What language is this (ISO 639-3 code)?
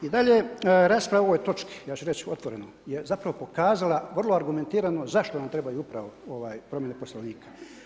hrv